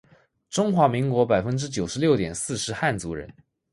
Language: Chinese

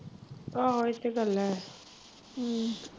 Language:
Punjabi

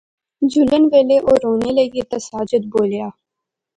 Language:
Pahari-Potwari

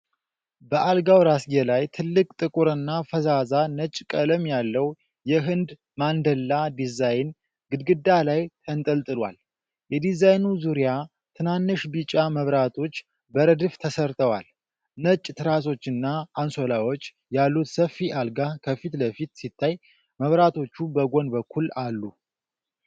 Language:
Amharic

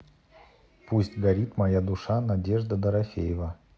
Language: Russian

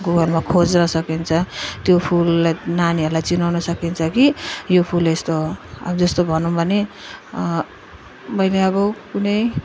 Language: Nepali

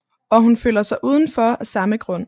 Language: Danish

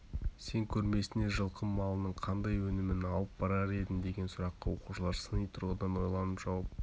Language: Kazakh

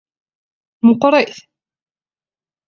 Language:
Kabyle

